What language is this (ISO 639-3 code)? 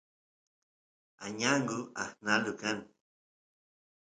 qus